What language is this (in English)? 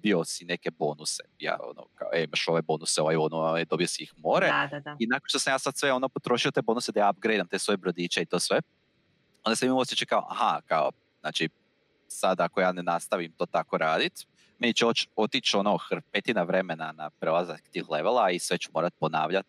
Croatian